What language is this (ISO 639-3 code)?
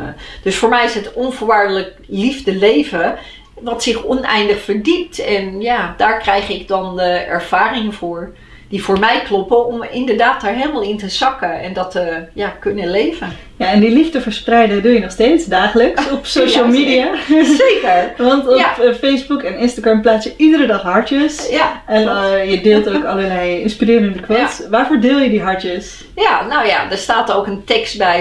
nld